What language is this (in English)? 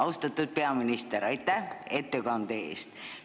Estonian